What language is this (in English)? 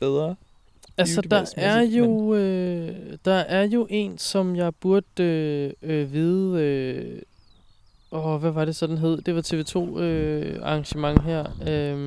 Danish